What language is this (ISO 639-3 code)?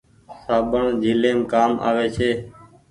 gig